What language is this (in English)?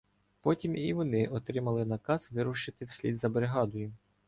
Ukrainian